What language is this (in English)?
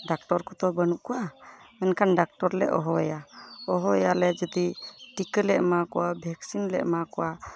Santali